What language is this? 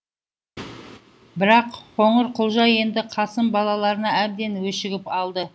Kazakh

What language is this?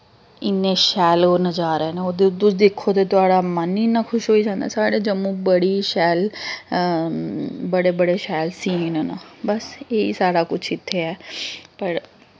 Dogri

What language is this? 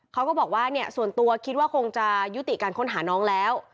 Thai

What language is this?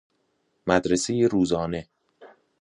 Persian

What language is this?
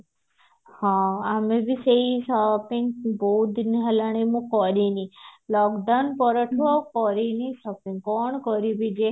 Odia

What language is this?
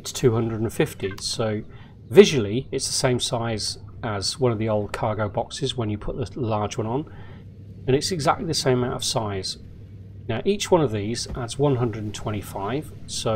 English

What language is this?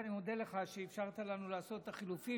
Hebrew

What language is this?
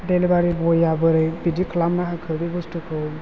Bodo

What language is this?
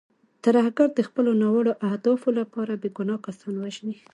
Pashto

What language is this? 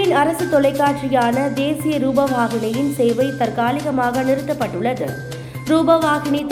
Tamil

